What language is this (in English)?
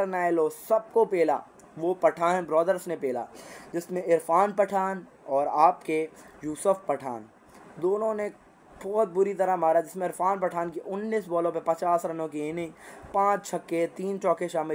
Hindi